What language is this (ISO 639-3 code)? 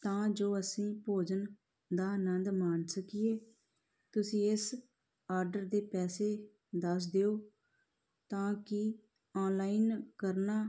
pan